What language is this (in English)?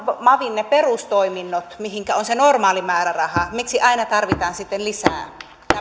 Finnish